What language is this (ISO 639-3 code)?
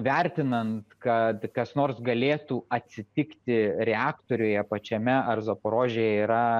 lit